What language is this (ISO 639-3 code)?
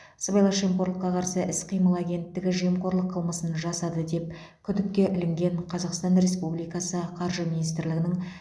kaz